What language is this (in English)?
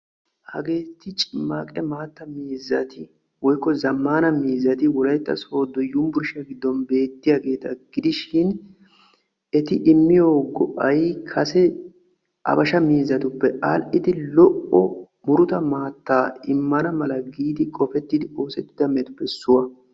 Wolaytta